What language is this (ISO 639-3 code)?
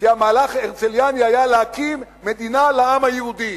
heb